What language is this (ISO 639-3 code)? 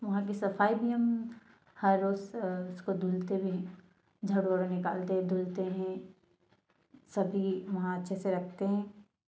hin